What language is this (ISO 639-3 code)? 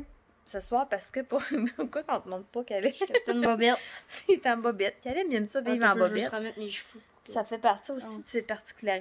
fra